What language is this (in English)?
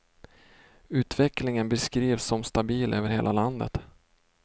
Swedish